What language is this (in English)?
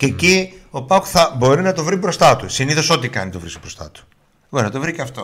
Greek